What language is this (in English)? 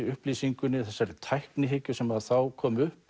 Icelandic